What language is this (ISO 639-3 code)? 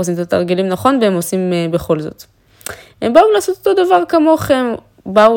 heb